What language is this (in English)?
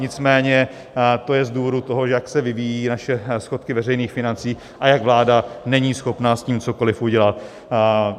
Czech